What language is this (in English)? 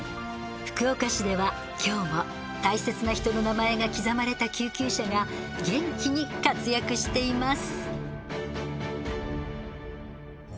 Japanese